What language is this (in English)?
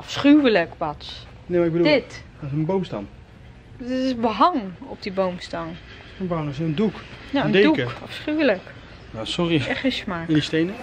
Dutch